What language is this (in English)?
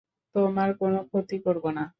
Bangla